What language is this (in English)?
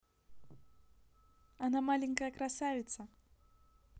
Russian